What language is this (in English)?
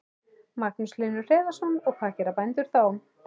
Icelandic